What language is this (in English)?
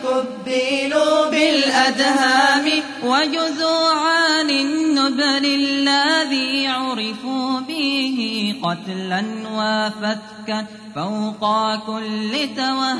Arabic